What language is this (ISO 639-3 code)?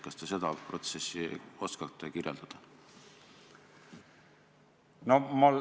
est